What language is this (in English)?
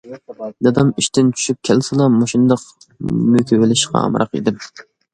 Uyghur